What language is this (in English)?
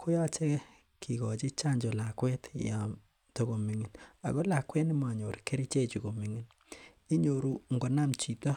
Kalenjin